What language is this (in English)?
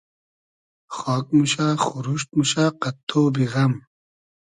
Hazaragi